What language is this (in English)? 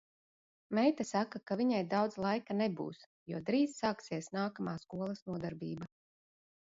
Latvian